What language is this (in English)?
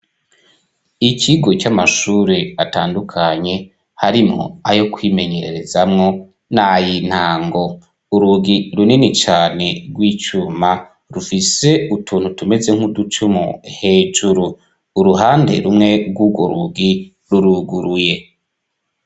Rundi